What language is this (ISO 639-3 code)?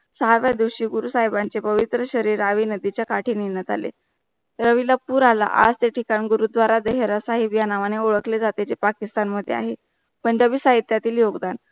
mar